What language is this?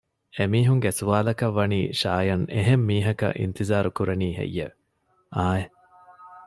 Divehi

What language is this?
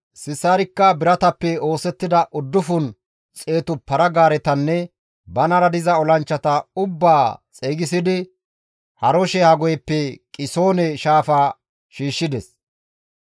Gamo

